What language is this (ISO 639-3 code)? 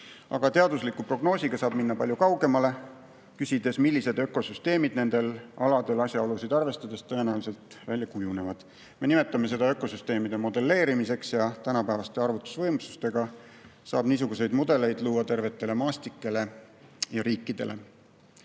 est